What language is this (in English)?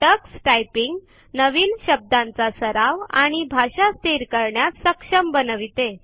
Marathi